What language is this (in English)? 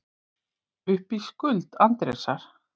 Icelandic